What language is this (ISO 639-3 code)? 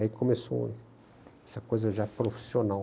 por